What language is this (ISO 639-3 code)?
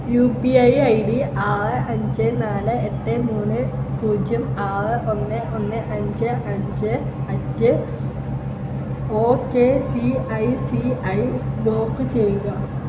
mal